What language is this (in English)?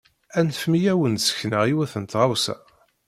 Kabyle